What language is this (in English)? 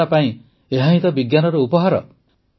Odia